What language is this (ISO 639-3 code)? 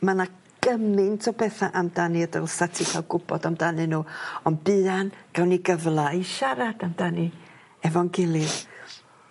cym